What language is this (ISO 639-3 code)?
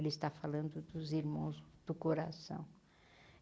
por